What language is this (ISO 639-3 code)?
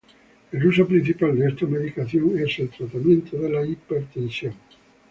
spa